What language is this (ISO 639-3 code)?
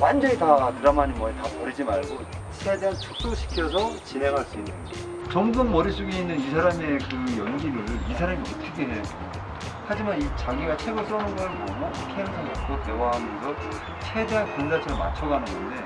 kor